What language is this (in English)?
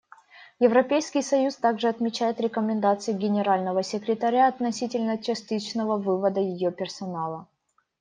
Russian